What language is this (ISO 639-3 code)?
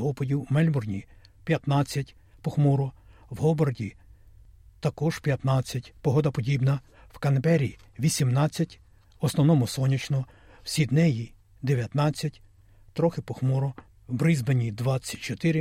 ukr